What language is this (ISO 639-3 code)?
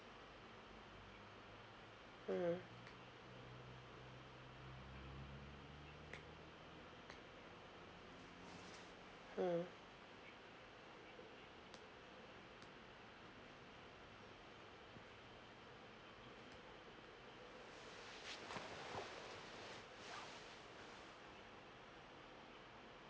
eng